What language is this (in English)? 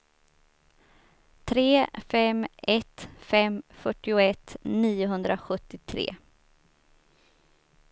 Swedish